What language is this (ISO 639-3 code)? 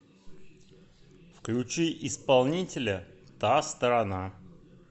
rus